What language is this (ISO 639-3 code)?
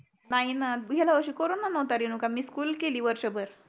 mar